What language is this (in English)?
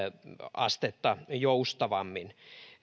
Finnish